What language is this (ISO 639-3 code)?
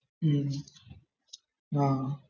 mal